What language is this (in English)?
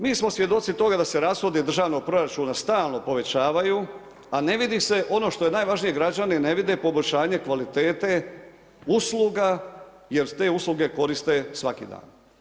Croatian